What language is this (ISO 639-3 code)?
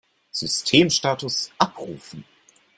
deu